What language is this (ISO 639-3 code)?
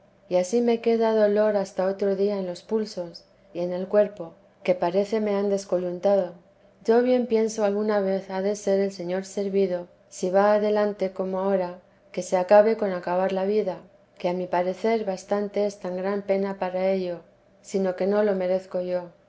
spa